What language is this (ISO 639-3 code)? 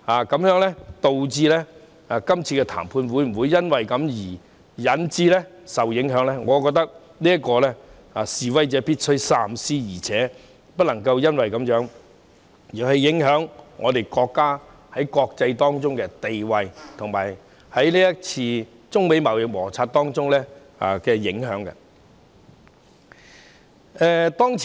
yue